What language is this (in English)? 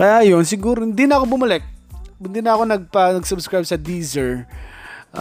Filipino